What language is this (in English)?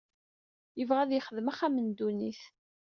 Kabyle